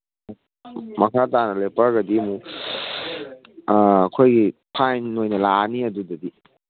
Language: Manipuri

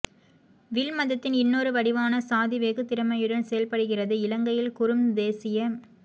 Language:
Tamil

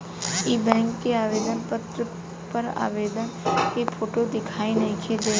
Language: Bhojpuri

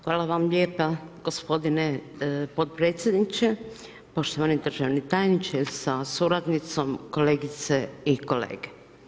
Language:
Croatian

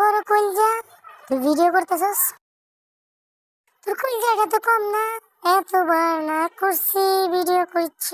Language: Turkish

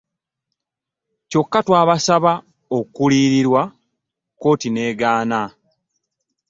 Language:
Ganda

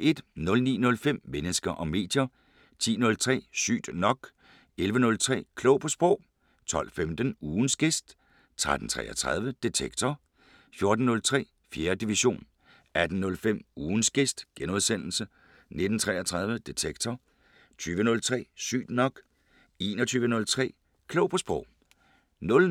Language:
Danish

